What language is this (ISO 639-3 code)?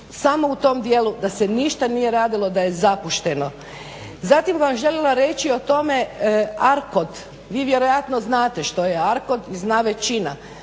hrv